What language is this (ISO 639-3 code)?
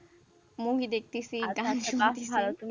ben